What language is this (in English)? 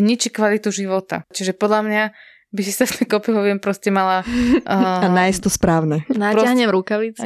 Slovak